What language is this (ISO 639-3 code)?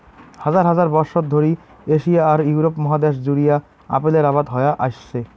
ben